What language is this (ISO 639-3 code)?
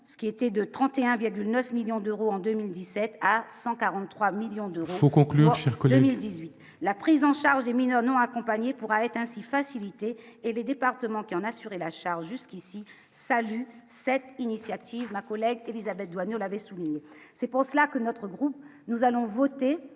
fra